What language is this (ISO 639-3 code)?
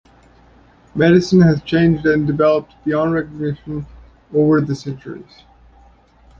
eng